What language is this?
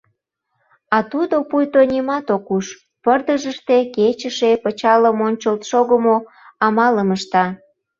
Mari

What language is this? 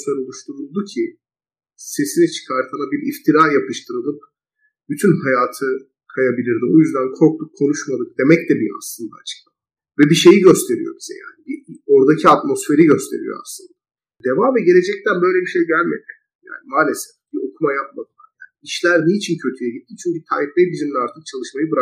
Turkish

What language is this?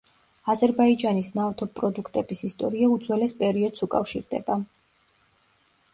Georgian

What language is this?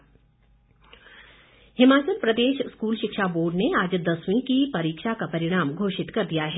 Hindi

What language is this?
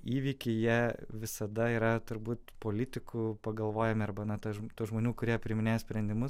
Lithuanian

